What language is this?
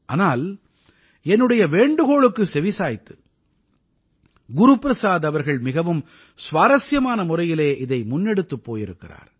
Tamil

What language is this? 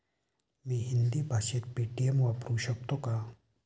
Marathi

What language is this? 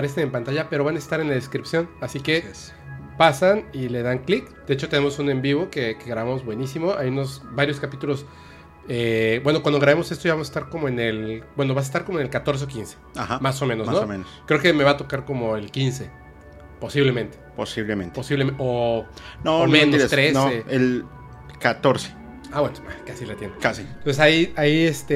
Spanish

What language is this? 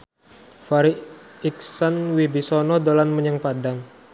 Javanese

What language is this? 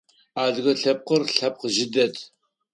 Adyghe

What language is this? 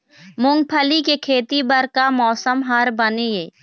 Chhattisgarhi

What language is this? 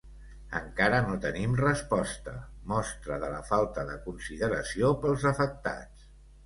Catalan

